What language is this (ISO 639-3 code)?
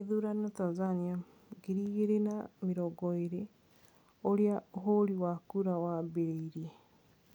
kik